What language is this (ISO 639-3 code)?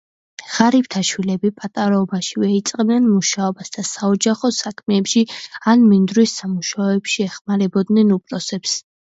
kat